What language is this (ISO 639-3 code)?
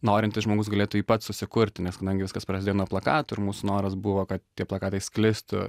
lit